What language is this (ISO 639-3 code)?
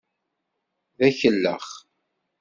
kab